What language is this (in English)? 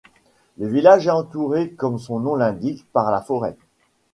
French